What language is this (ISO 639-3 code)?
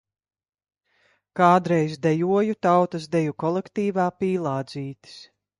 lav